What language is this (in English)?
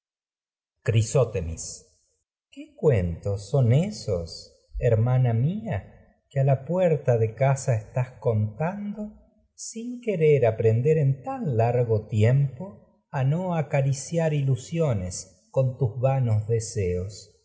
Spanish